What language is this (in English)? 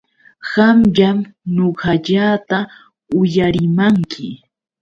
Yauyos Quechua